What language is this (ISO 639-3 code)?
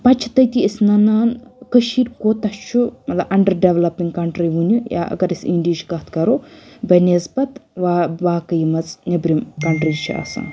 kas